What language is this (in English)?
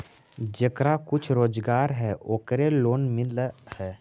Magahi